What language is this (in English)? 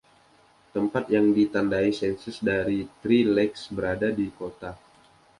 Indonesian